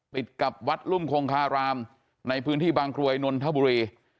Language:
Thai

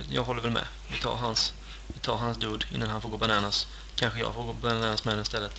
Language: Swedish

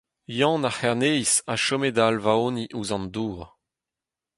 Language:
Breton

